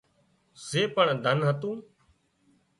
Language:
Wadiyara Koli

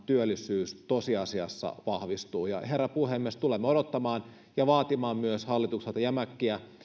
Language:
Finnish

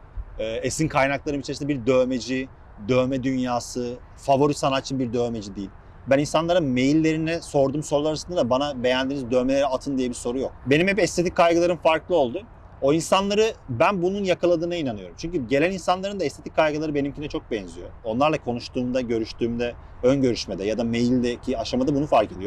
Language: Turkish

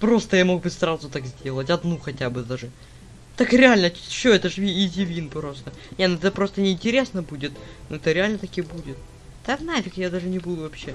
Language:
Russian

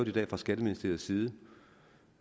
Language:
Danish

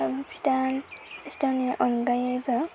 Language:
Bodo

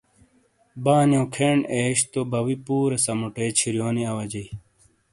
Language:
Shina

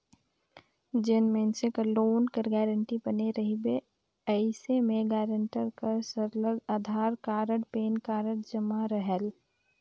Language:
Chhattisgarhi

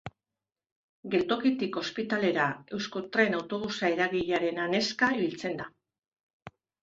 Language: Basque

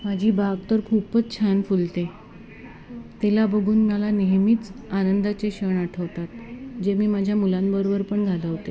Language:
Marathi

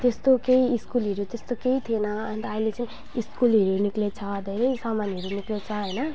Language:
Nepali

